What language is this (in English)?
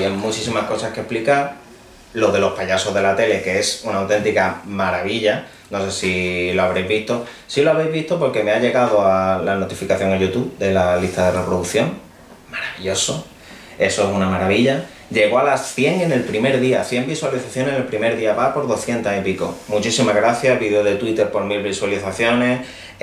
Spanish